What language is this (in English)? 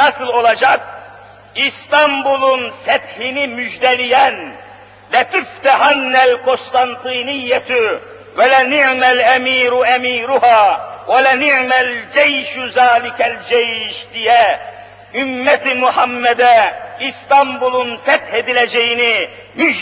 Turkish